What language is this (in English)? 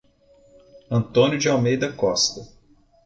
Portuguese